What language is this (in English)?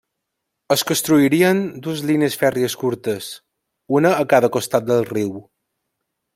Catalan